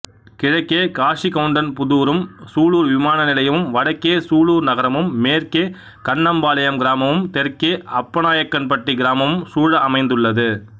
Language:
Tamil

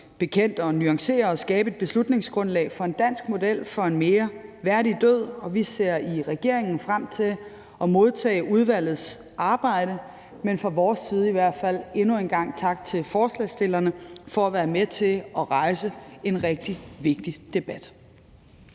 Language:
Danish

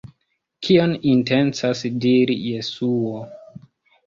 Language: Esperanto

